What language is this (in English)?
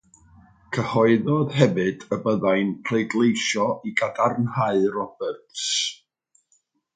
Welsh